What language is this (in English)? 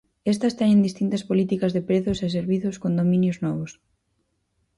Galician